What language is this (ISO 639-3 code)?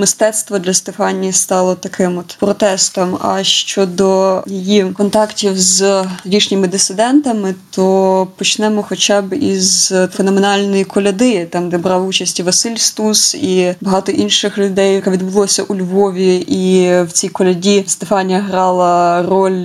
ukr